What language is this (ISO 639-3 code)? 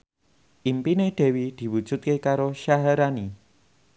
jav